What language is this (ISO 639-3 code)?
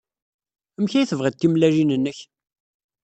kab